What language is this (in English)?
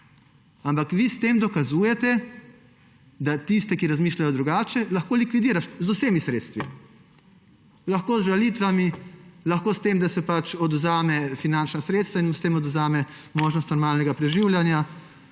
Slovenian